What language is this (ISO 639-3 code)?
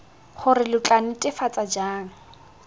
tsn